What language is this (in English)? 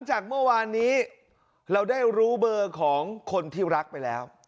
Thai